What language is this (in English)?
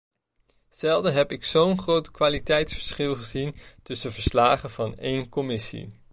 Dutch